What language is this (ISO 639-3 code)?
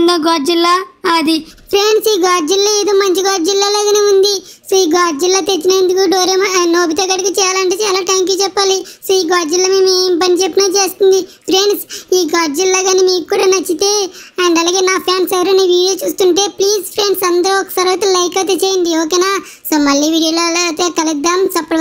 tel